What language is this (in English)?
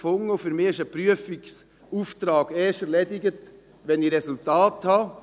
Swiss German